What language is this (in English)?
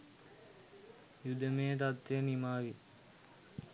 Sinhala